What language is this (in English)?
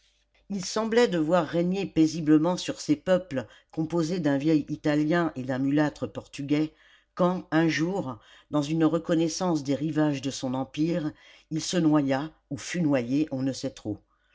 French